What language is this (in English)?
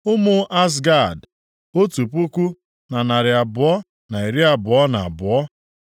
Igbo